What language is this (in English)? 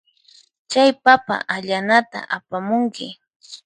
Puno Quechua